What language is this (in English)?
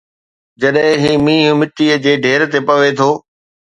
Sindhi